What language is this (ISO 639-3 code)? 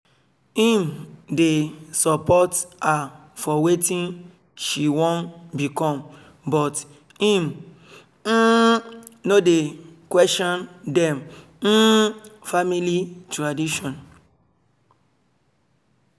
pcm